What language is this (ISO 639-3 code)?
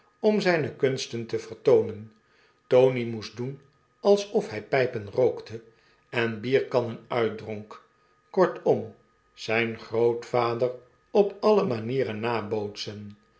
nld